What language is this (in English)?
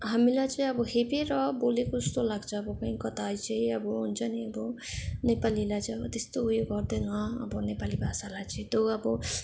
Nepali